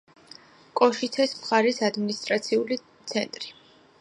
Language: Georgian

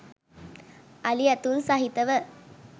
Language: Sinhala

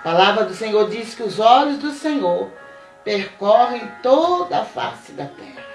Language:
Portuguese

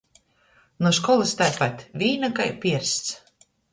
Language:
Latgalian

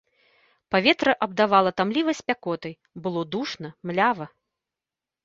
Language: Belarusian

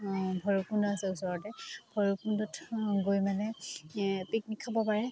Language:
Assamese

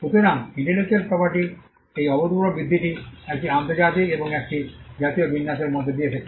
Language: Bangla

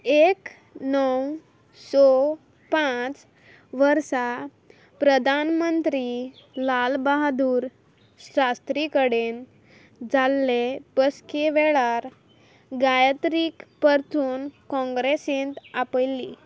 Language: Konkani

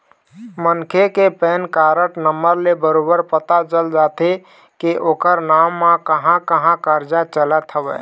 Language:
Chhattisgarhi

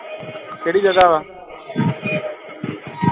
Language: Punjabi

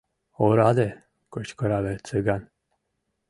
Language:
Mari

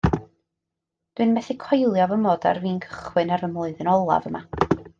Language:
Welsh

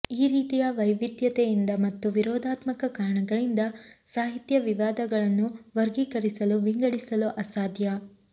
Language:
Kannada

